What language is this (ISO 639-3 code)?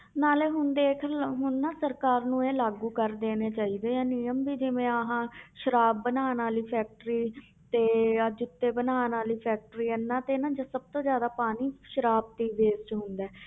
pan